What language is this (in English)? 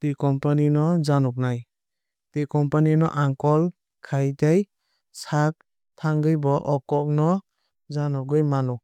Kok Borok